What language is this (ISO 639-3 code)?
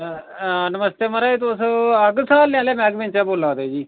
doi